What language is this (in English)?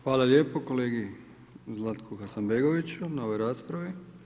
Croatian